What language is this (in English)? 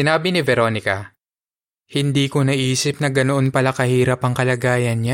Filipino